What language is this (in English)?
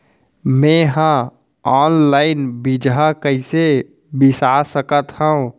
Chhattisgarhi